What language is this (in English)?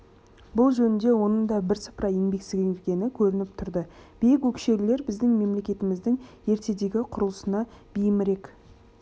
Kazakh